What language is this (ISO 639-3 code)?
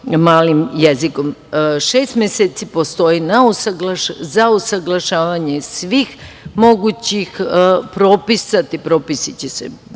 srp